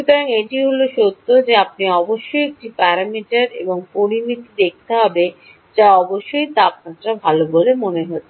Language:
Bangla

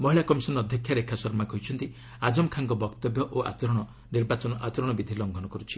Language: Odia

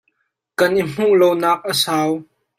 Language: Hakha Chin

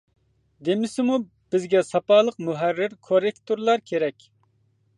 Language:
Uyghur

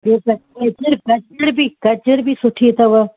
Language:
Sindhi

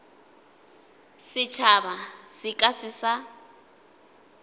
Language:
Northern Sotho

